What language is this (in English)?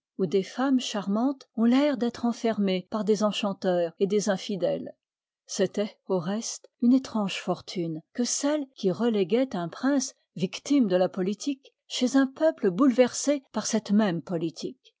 French